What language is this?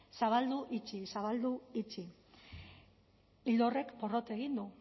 Basque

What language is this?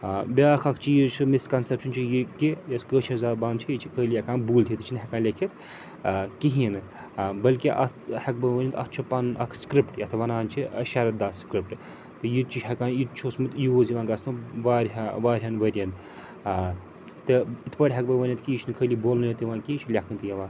Kashmiri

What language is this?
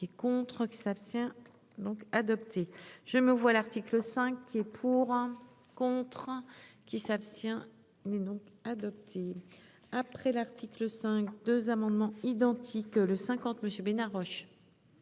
French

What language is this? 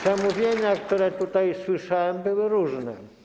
Polish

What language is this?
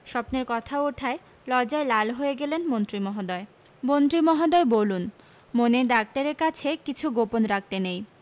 Bangla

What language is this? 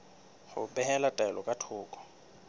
Southern Sotho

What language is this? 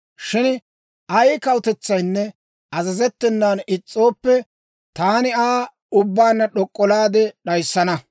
Dawro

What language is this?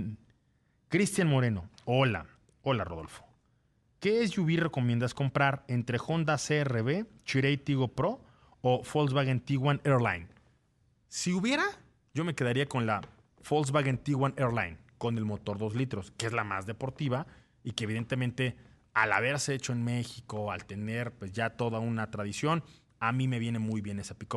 Spanish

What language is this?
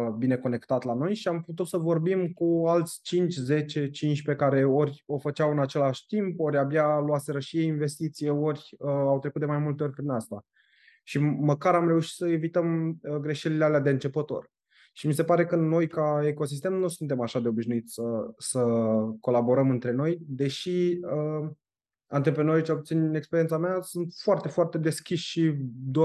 Romanian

